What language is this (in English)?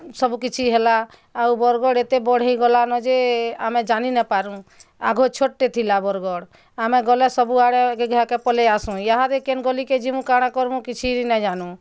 Odia